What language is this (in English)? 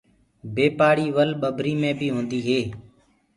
Gurgula